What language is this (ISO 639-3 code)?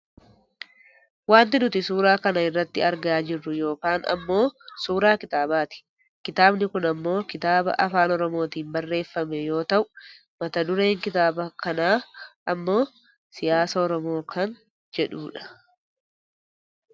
orm